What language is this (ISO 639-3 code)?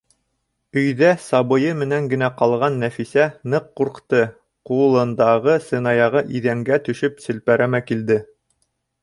bak